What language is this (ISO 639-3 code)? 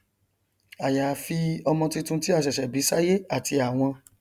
yor